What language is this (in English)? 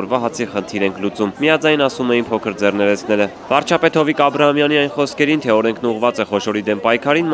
Romanian